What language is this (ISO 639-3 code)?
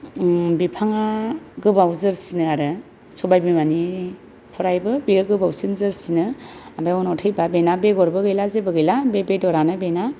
brx